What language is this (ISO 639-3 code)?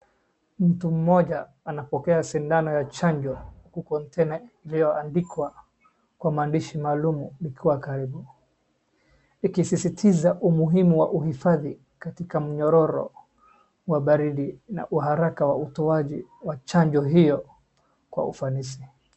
swa